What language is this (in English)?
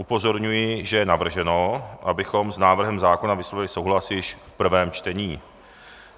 Czech